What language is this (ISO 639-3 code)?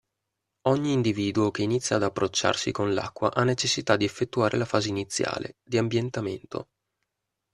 ita